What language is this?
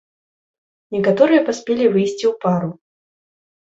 Belarusian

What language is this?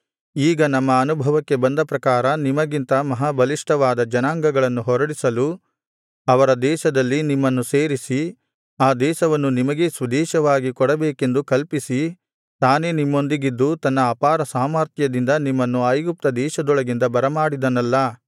Kannada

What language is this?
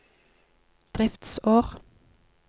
Norwegian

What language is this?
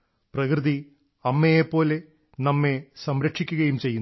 Malayalam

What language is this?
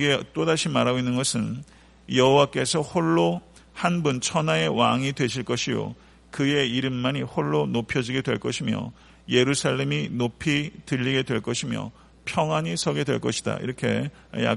Korean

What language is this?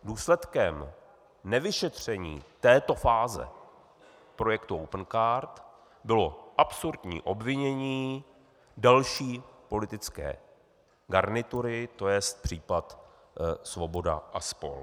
Czech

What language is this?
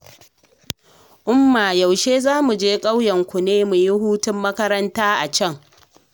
Hausa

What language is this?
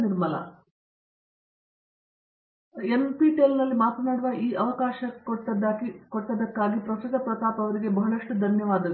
Kannada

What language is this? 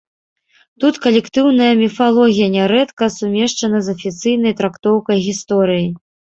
Belarusian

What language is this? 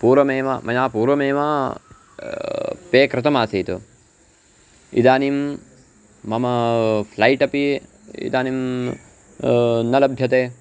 Sanskrit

